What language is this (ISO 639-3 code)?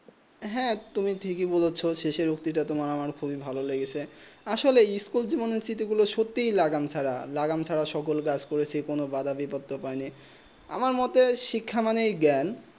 ben